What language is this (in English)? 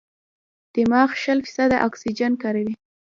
Pashto